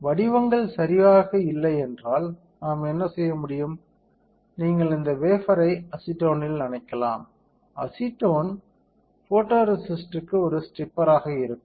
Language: Tamil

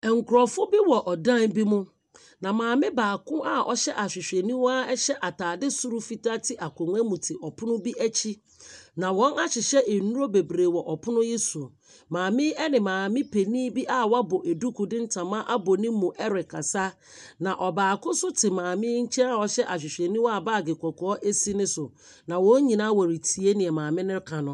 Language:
Akan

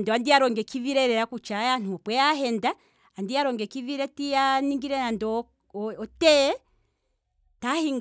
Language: Kwambi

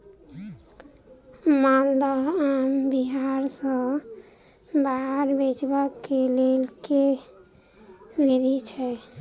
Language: Maithili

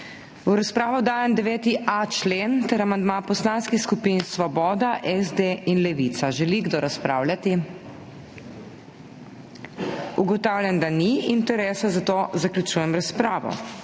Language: Slovenian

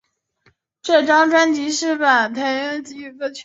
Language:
Chinese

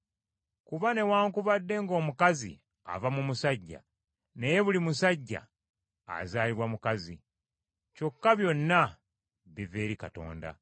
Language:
Ganda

